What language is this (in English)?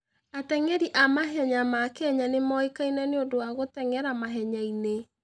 Kikuyu